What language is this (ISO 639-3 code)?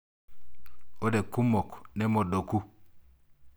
mas